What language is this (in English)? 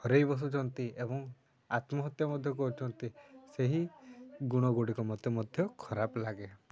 Odia